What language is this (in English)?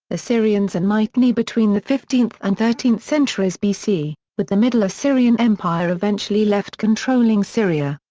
English